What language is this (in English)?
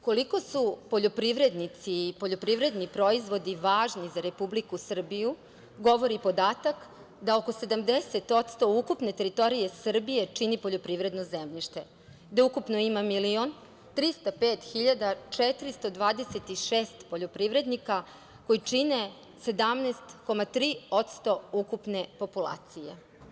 Serbian